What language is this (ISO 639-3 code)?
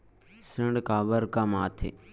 hne